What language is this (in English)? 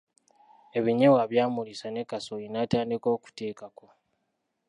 Ganda